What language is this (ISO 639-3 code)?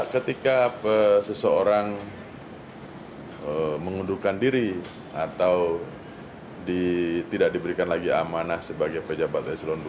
ind